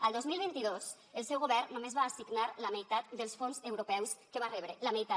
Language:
Catalan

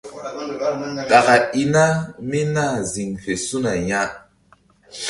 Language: Mbum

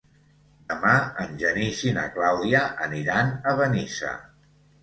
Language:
Catalan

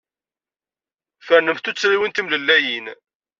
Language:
Kabyle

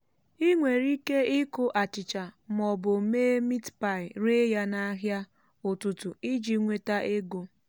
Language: Igbo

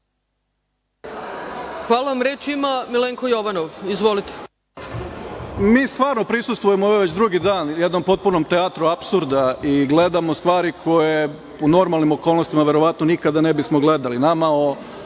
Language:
Serbian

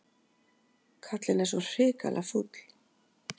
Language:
Icelandic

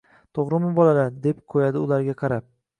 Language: Uzbek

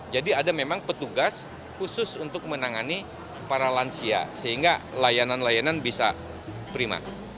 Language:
Indonesian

